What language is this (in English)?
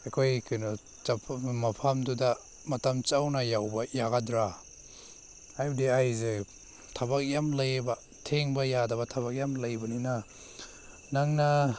Manipuri